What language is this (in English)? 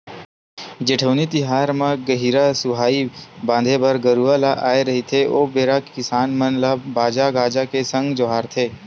Chhattisgarhi